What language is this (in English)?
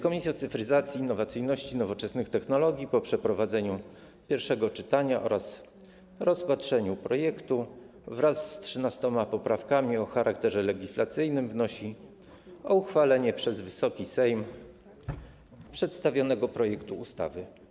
Polish